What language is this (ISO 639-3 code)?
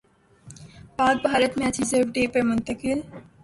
urd